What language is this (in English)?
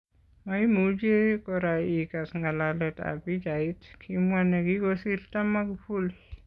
Kalenjin